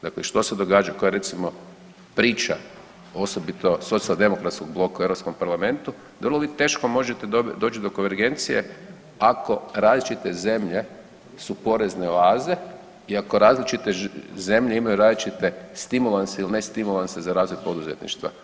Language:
Croatian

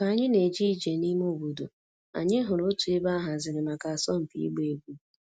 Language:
Igbo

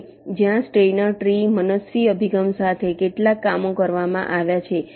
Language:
Gujarati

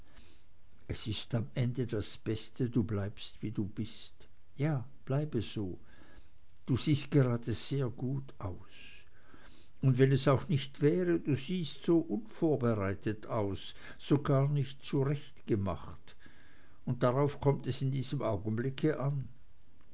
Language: German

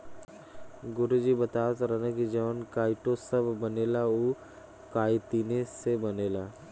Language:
Bhojpuri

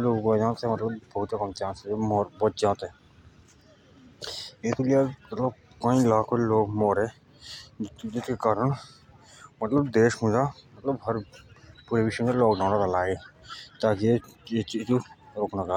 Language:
Jaunsari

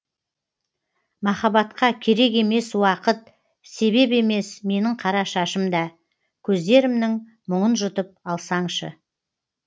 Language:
Kazakh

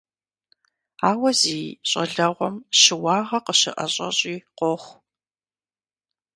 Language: Kabardian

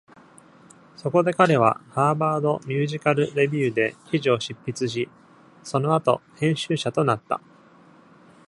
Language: Japanese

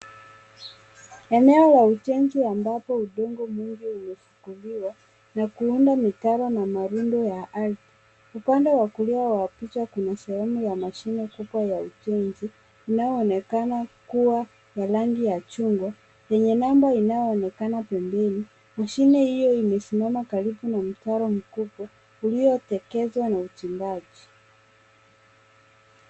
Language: Swahili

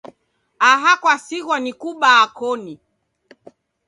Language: Taita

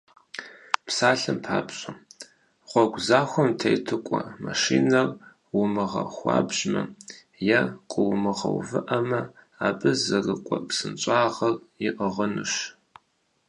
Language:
Kabardian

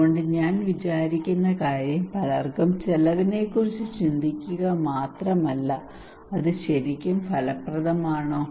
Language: Malayalam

